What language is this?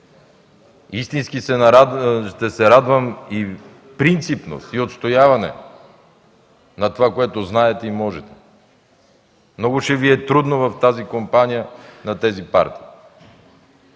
Bulgarian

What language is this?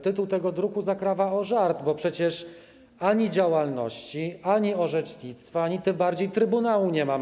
Polish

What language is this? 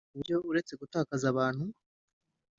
Kinyarwanda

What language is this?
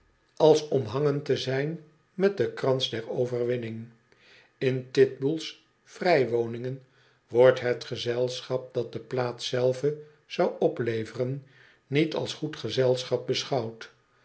Dutch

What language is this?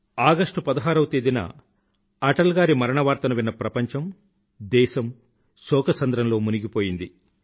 Telugu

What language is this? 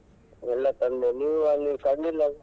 Kannada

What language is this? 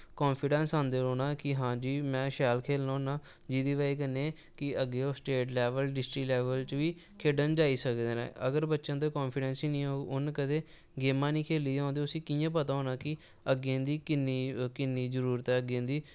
Dogri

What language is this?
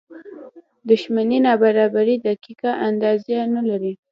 Pashto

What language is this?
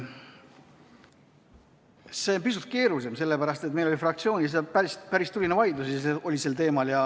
Estonian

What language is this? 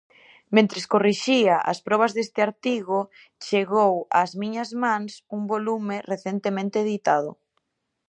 Galician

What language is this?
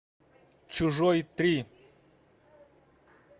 Russian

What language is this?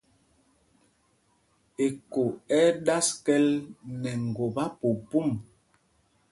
Mpumpong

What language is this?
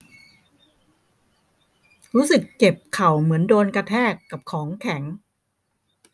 Thai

